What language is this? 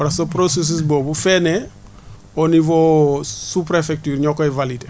Wolof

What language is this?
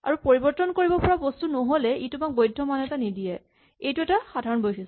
Assamese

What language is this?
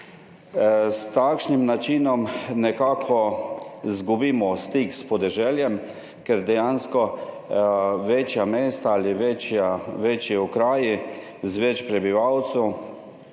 Slovenian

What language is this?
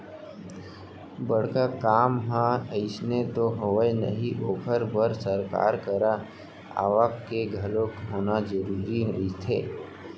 Chhattisgarhi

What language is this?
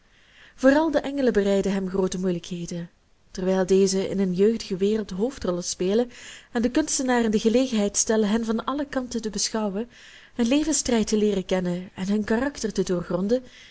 Dutch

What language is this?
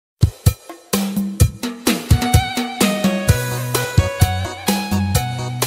Vietnamese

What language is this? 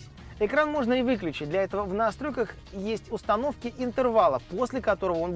Russian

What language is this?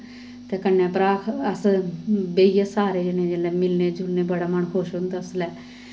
Dogri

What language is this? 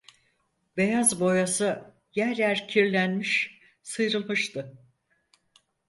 Turkish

